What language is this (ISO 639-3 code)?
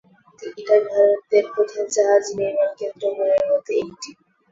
ben